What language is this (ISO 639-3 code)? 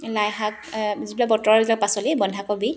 asm